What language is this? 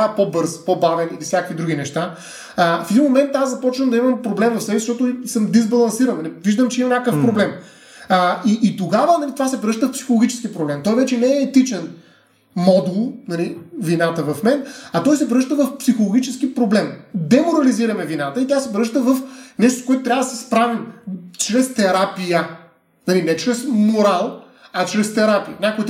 Bulgarian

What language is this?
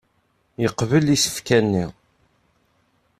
Kabyle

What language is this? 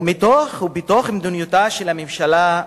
Hebrew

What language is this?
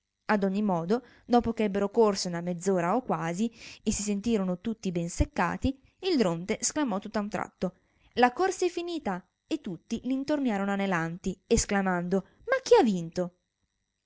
Italian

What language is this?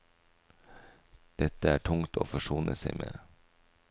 Norwegian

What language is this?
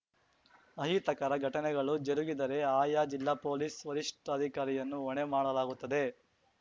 Kannada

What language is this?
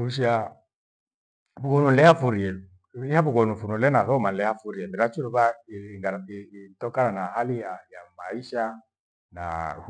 Gweno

